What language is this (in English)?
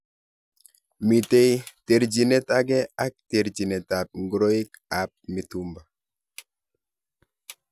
Kalenjin